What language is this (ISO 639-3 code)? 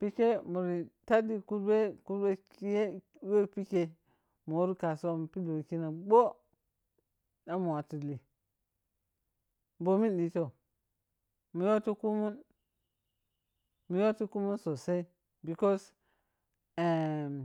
piy